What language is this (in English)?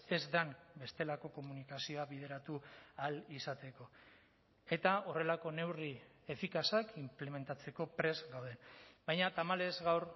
Basque